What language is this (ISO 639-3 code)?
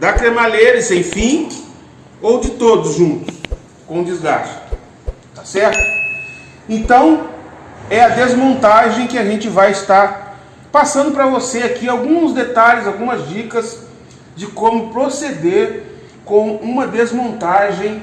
por